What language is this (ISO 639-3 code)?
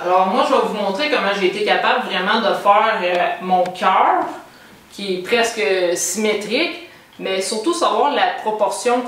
fra